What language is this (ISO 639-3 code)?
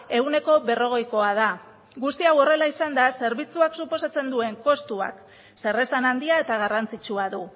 eus